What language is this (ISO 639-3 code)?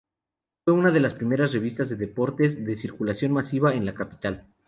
spa